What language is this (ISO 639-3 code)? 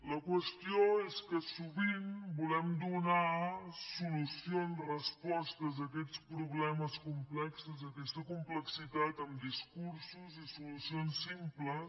cat